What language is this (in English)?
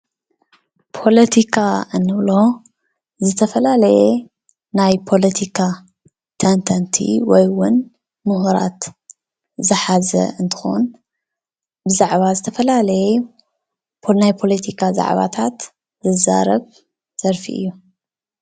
Tigrinya